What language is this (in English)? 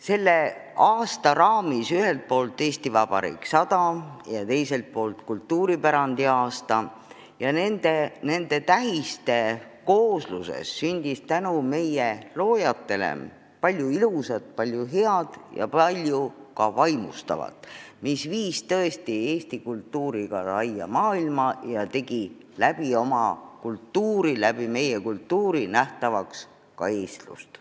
Estonian